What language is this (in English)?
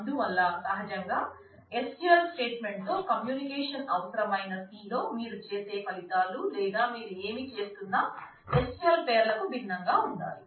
Telugu